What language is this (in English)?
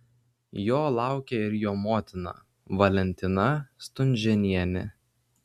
Lithuanian